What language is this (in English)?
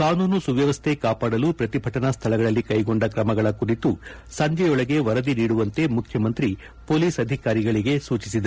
Kannada